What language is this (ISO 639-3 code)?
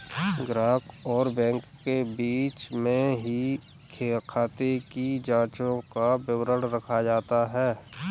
hin